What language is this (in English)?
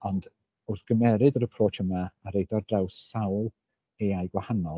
Welsh